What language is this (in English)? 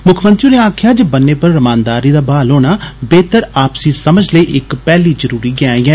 Dogri